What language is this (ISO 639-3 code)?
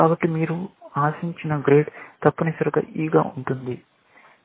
tel